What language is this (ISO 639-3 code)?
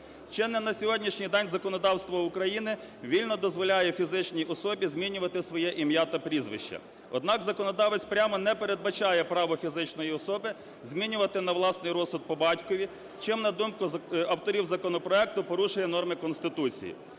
ukr